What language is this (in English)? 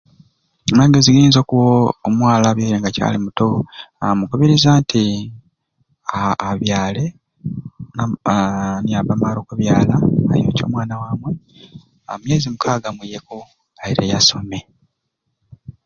Ruuli